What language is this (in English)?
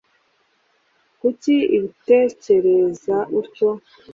Kinyarwanda